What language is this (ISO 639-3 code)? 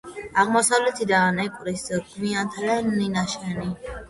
kat